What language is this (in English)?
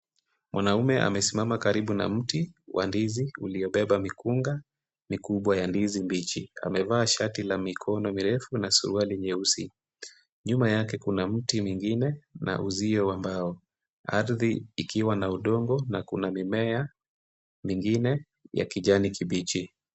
Swahili